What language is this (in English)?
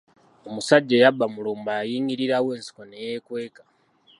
Ganda